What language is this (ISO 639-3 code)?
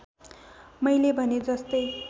nep